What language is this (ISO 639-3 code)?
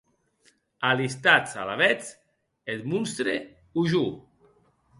oci